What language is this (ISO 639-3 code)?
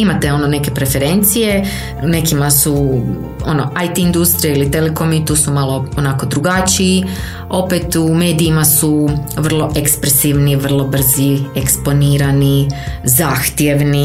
hrv